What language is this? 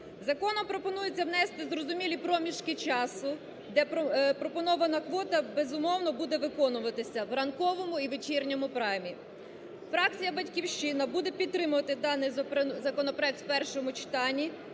Ukrainian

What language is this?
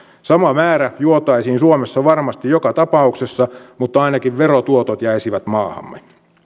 Finnish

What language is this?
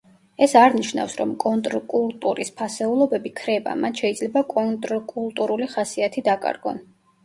Georgian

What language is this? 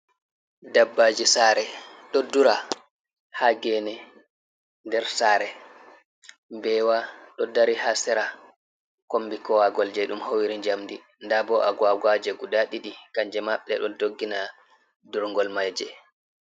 Fula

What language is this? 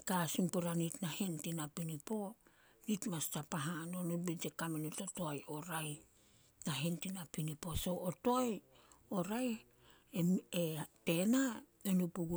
Solos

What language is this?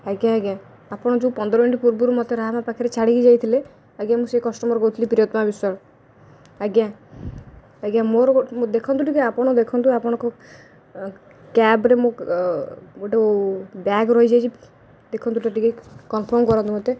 Odia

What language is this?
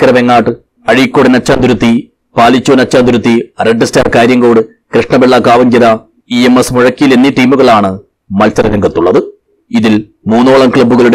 Malayalam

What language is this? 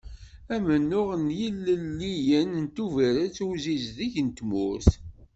Kabyle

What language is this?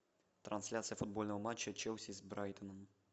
Russian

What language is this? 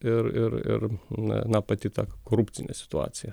Lithuanian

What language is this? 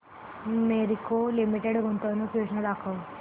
Marathi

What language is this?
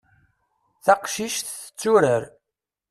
Kabyle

